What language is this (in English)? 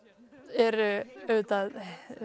Icelandic